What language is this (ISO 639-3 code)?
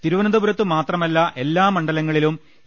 mal